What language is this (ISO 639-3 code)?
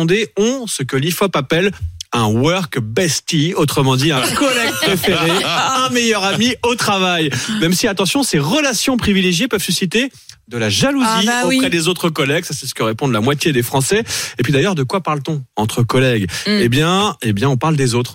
fra